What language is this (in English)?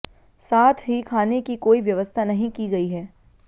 Hindi